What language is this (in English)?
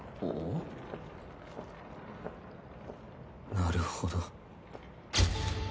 Japanese